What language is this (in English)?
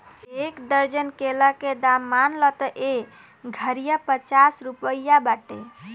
Bhojpuri